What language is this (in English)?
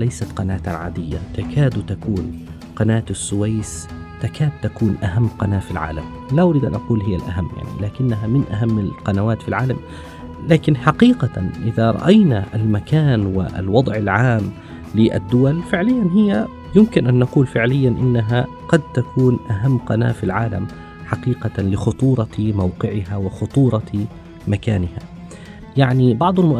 Arabic